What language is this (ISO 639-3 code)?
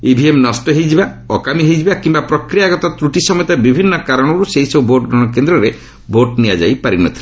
ori